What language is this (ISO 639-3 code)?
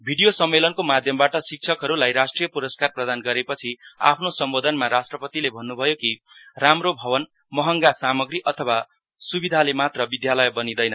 nep